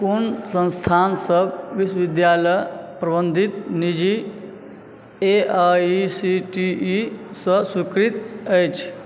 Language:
Maithili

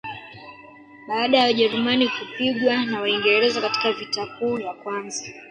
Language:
Swahili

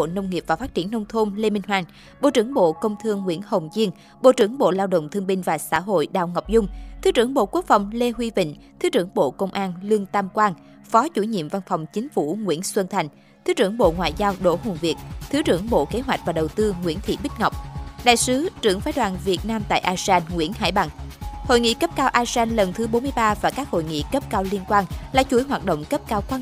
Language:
Vietnamese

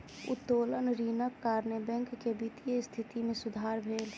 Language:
Maithili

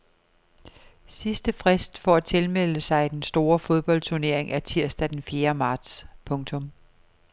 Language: Danish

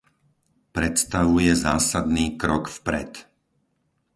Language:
Slovak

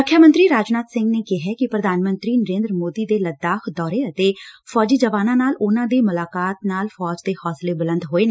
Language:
Punjabi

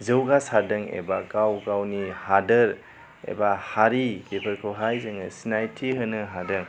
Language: Bodo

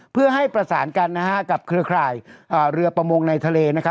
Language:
Thai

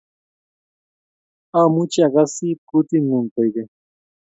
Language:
Kalenjin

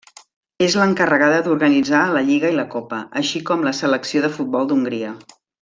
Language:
Catalan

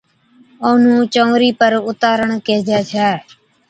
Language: Od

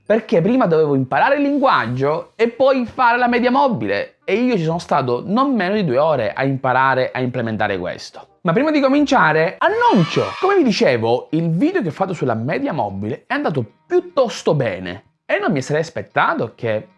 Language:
Italian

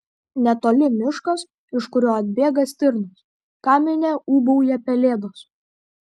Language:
Lithuanian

